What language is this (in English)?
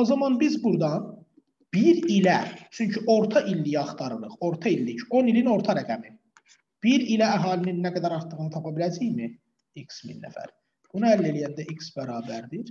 Turkish